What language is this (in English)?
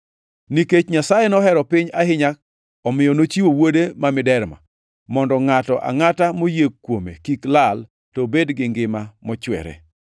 Luo (Kenya and Tanzania)